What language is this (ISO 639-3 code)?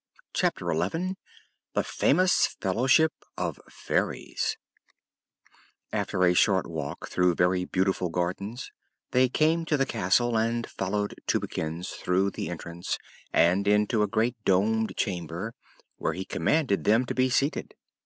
eng